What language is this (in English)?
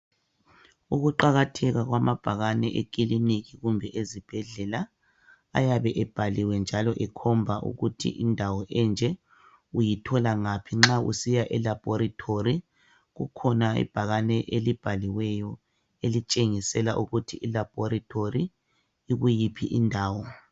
North Ndebele